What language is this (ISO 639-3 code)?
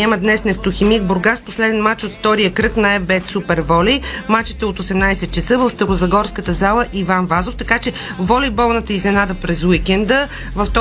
bul